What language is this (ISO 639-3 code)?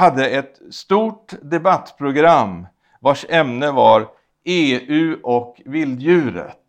swe